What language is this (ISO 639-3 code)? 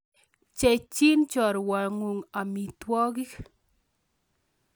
kln